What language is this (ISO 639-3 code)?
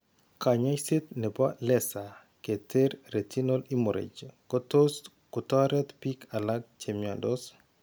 kln